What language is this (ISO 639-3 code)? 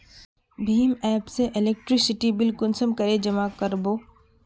mag